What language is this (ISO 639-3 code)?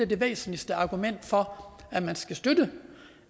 dan